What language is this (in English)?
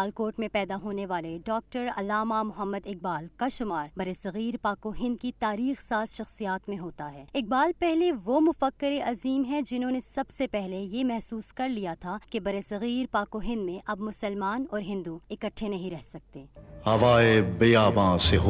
Urdu